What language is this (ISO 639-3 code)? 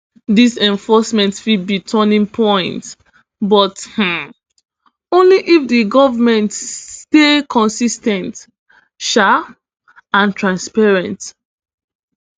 pcm